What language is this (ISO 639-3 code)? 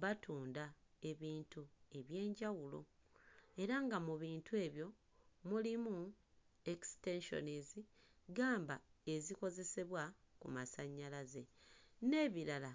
lug